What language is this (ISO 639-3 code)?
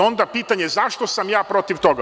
srp